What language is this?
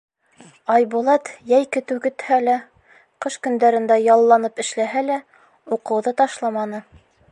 Bashkir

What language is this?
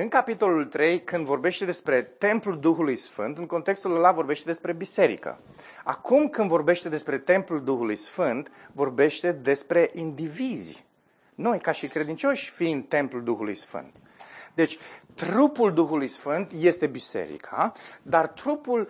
Romanian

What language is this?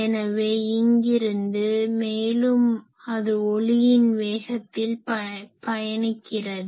Tamil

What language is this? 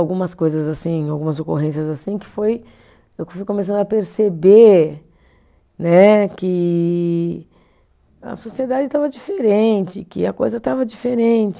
Portuguese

